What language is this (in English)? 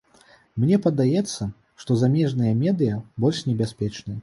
Belarusian